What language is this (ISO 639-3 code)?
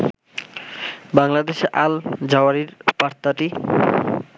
ben